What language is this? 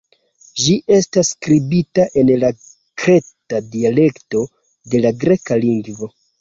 Esperanto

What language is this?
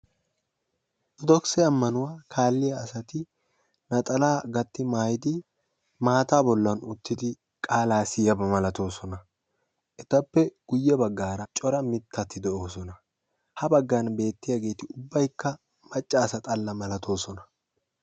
Wolaytta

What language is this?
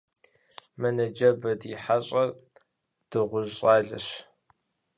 Kabardian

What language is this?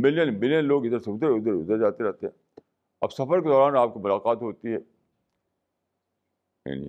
Urdu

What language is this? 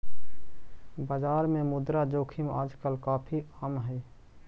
Magahi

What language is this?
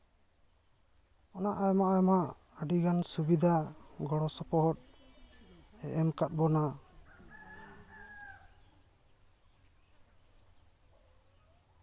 Santali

